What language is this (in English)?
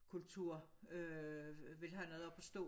Danish